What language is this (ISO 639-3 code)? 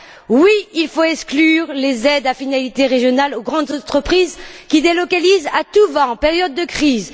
fra